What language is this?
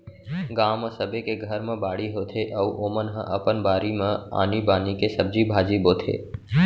Chhattisgarhi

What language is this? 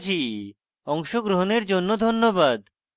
Bangla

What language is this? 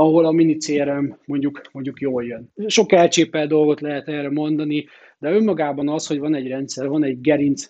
Hungarian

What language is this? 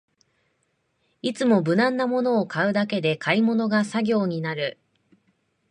Japanese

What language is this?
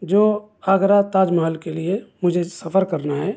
Urdu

